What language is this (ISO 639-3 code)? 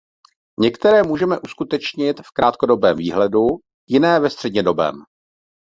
ces